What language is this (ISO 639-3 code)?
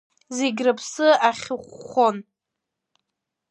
abk